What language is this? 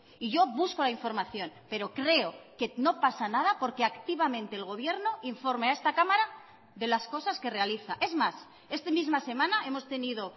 Spanish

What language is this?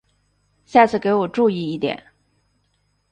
Chinese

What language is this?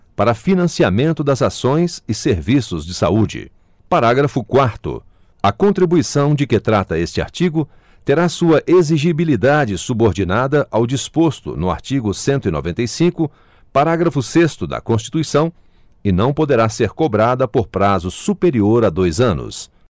Portuguese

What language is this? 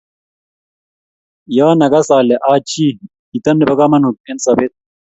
Kalenjin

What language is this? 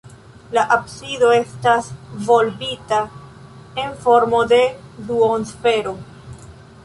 Esperanto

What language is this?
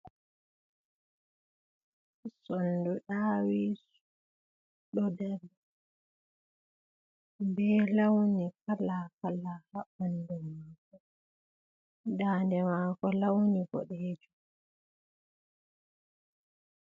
Fula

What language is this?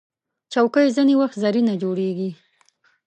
Pashto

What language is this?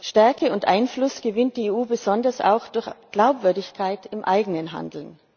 German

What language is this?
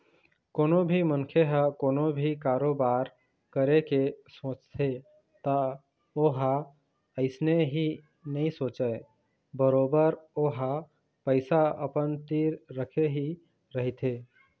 Chhattisgarhi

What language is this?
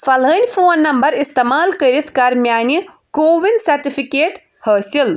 Kashmiri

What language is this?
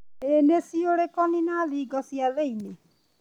Kikuyu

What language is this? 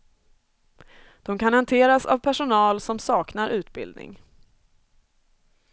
Swedish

